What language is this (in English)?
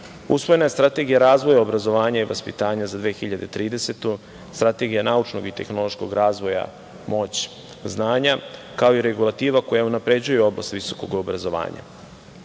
Serbian